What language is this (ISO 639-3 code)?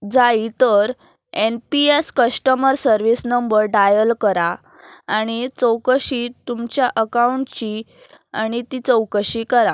kok